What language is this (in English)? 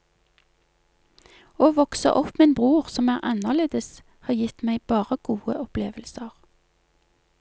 Norwegian